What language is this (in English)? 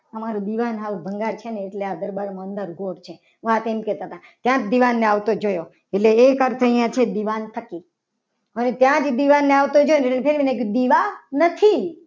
Gujarati